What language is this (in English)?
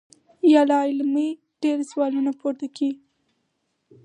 Pashto